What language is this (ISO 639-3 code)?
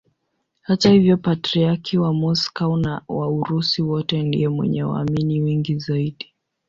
swa